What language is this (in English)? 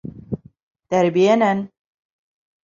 Bashkir